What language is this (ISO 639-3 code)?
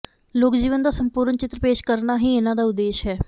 pan